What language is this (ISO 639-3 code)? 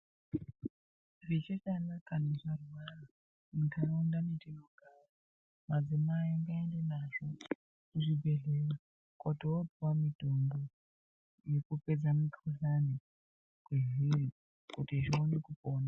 ndc